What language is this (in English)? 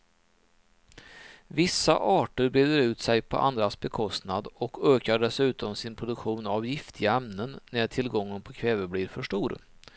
Swedish